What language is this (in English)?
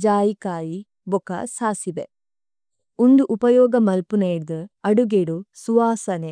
Tulu